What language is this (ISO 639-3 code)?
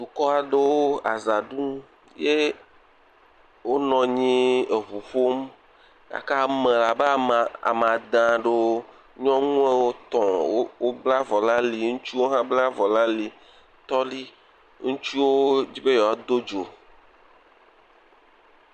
ewe